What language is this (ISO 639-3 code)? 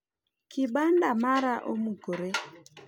luo